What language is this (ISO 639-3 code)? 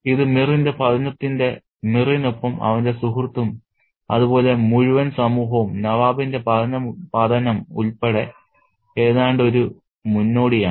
mal